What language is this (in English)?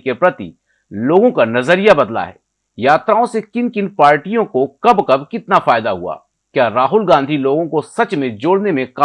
Hindi